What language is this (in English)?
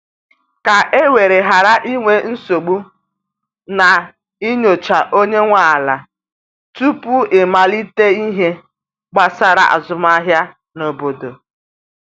Igbo